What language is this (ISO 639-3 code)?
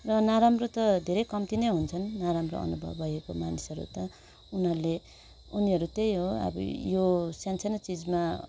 nep